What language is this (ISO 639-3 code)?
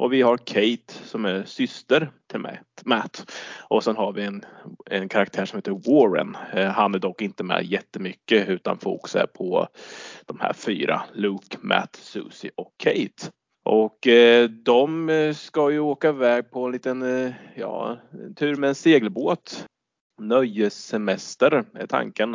swe